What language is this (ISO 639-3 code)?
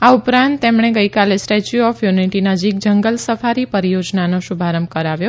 guj